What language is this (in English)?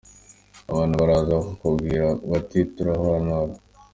Kinyarwanda